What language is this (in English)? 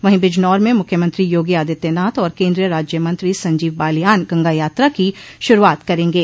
Hindi